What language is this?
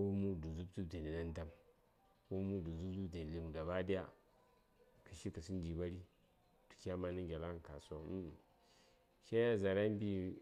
Saya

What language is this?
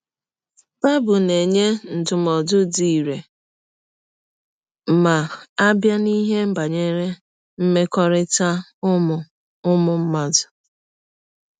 Igbo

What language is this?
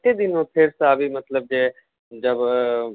Maithili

